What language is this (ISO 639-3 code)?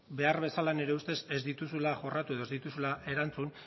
eus